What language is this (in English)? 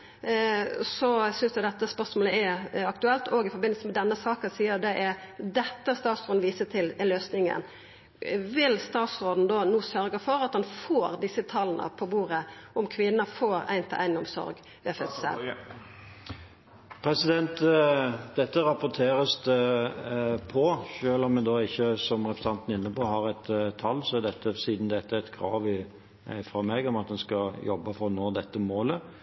Norwegian